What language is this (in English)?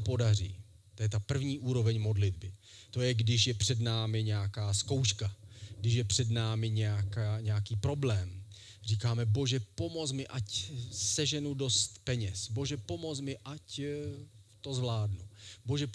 Czech